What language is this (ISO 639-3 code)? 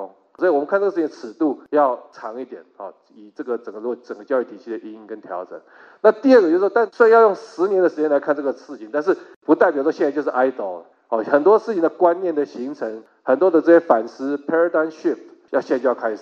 zho